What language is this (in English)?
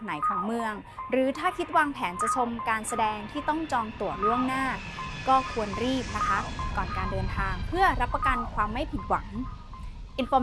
Thai